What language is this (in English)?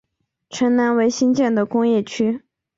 Chinese